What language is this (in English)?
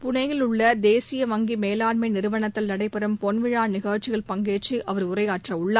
Tamil